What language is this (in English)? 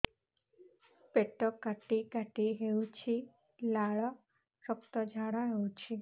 Odia